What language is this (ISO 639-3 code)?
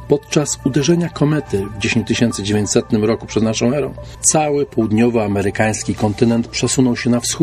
pol